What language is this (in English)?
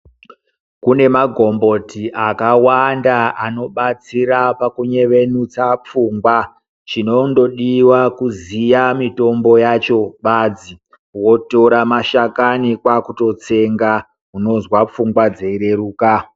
Ndau